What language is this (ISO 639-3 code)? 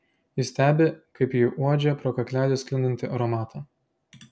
lit